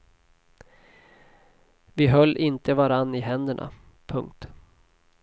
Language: Swedish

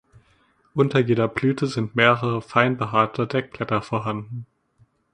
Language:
German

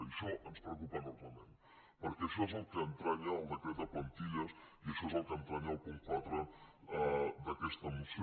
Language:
Catalan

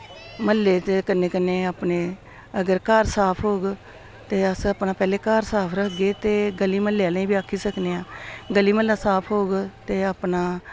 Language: Dogri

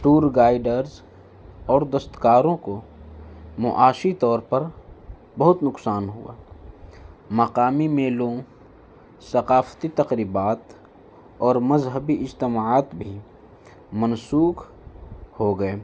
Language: Urdu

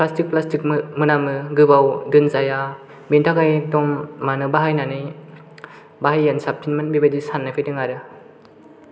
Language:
Bodo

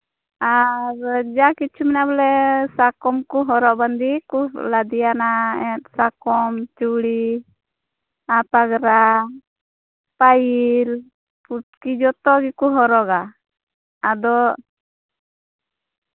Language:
Santali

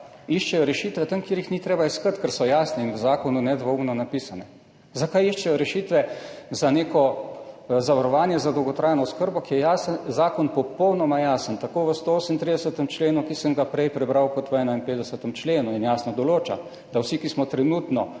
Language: Slovenian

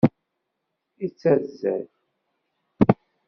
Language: Kabyle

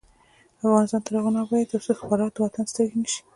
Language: Pashto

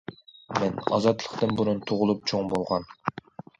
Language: Uyghur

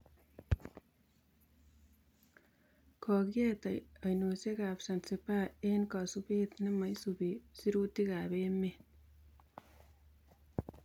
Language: Kalenjin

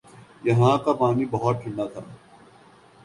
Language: Urdu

